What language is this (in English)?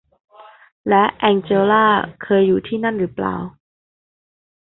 Thai